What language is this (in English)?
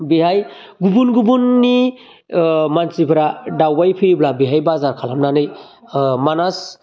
Bodo